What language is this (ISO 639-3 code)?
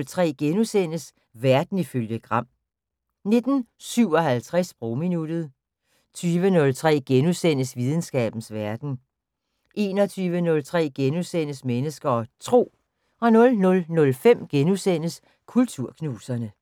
dan